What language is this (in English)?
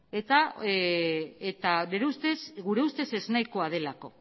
Basque